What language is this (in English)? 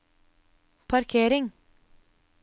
Norwegian